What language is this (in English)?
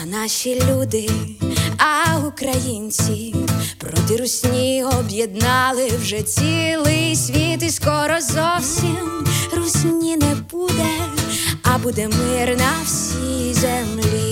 Ukrainian